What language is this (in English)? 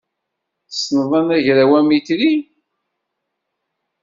Kabyle